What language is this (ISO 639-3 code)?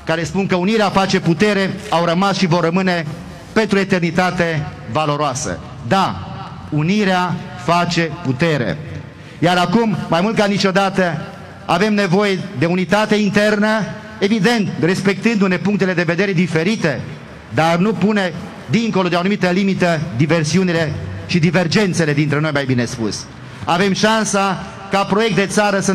ron